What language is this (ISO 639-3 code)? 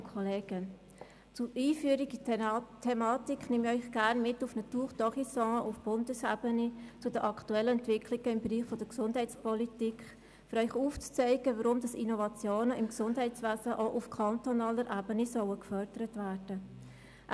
gsw